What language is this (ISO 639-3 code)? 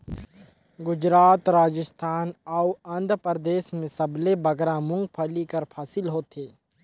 hne